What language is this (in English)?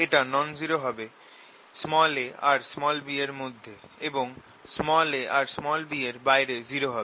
Bangla